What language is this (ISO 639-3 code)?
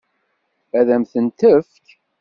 kab